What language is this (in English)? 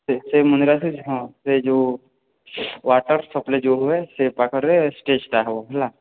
Odia